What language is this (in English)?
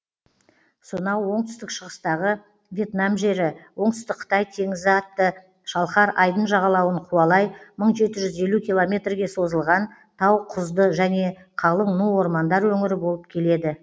Kazakh